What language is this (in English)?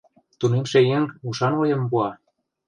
Mari